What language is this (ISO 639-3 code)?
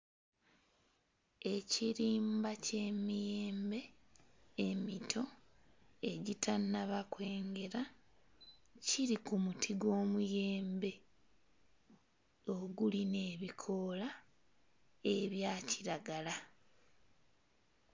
lug